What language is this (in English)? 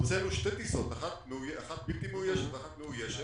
Hebrew